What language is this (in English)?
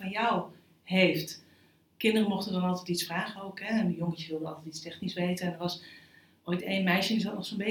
Dutch